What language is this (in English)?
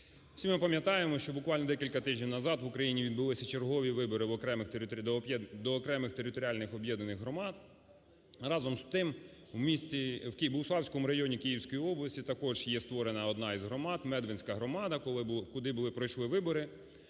Ukrainian